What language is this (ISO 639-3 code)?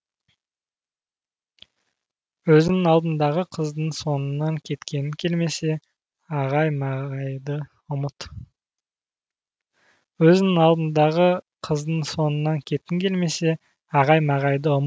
kaz